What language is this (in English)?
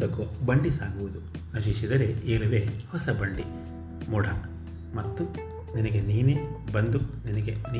Kannada